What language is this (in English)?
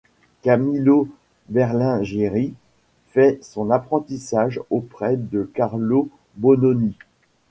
French